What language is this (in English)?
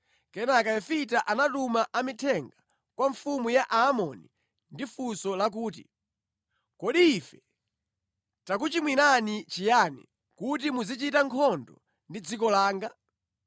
Nyanja